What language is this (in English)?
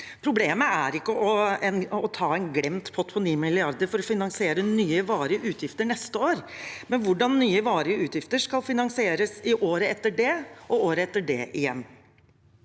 Norwegian